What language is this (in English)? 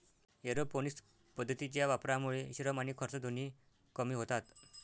Marathi